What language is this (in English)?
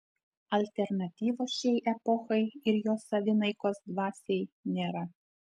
Lithuanian